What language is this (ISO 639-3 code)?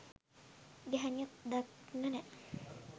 sin